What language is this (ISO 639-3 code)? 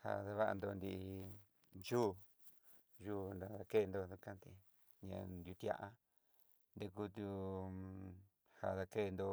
mxy